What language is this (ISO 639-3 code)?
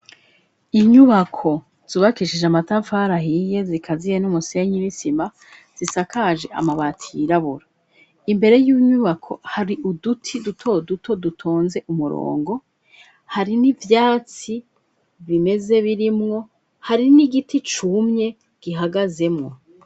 run